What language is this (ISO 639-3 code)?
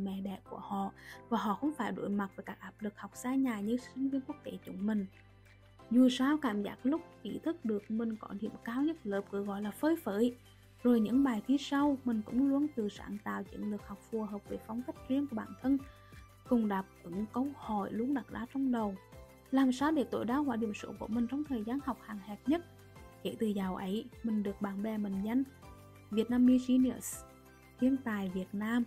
vie